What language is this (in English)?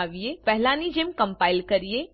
Gujarati